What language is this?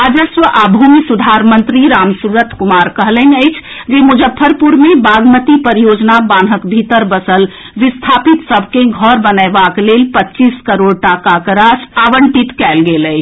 Maithili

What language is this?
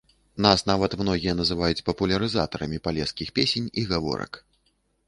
Belarusian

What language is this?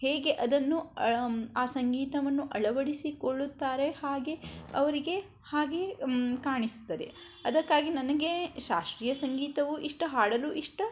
Kannada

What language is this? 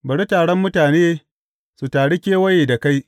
Hausa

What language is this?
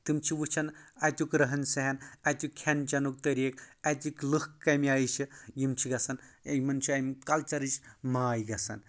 Kashmiri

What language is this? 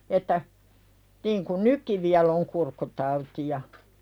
Finnish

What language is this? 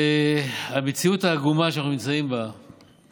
Hebrew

